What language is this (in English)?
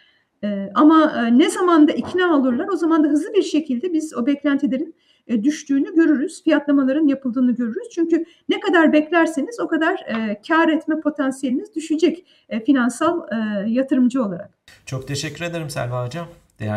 Turkish